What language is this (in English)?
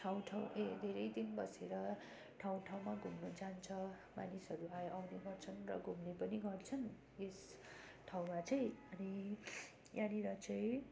Nepali